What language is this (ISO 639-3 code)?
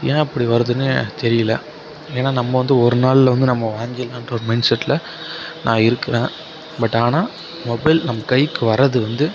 tam